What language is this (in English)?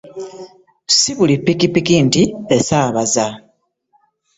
Ganda